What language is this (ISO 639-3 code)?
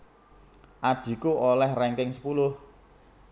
jav